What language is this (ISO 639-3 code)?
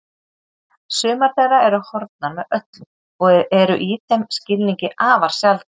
isl